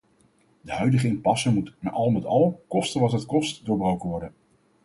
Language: Dutch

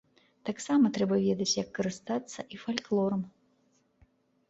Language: Belarusian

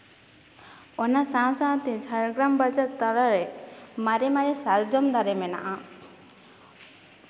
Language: Santali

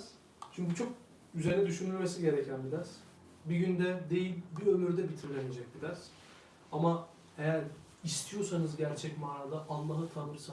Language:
Turkish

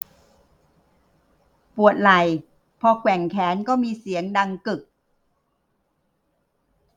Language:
Thai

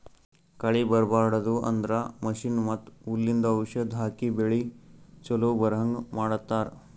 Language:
Kannada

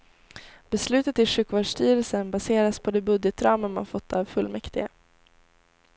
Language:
Swedish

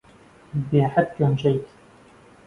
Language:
Central Kurdish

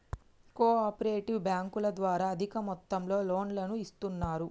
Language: Telugu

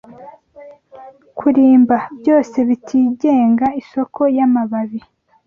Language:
Kinyarwanda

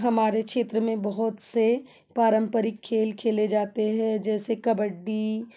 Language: Hindi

